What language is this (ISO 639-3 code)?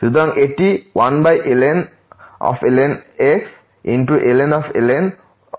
ben